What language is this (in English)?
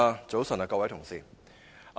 Cantonese